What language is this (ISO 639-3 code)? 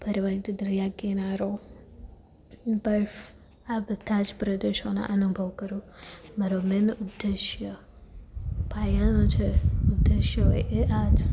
guj